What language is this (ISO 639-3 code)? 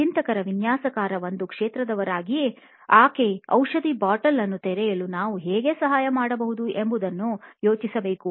kan